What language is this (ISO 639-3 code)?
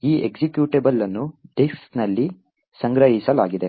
kan